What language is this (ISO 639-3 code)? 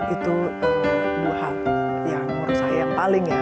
ind